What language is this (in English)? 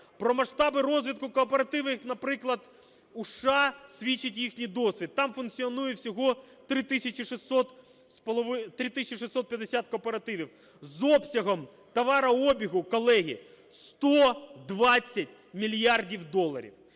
Ukrainian